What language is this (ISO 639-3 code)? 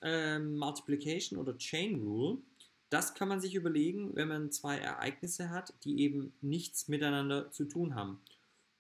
deu